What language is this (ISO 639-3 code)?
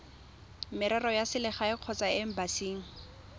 tsn